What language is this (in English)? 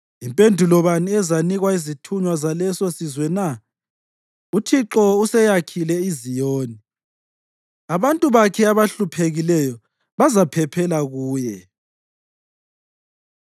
North Ndebele